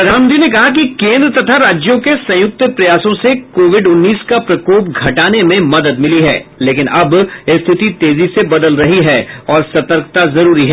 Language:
Hindi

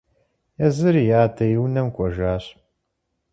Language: Kabardian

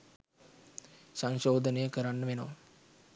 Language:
Sinhala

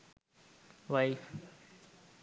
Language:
Sinhala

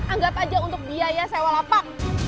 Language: Indonesian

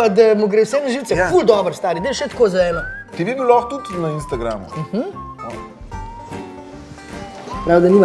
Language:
Slovenian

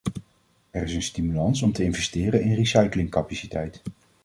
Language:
Dutch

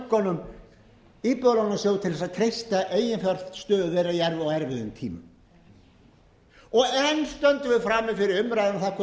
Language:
Icelandic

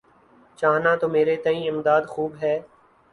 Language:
Urdu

